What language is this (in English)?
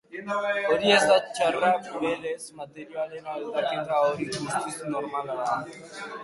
Basque